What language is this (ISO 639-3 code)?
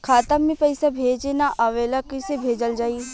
bho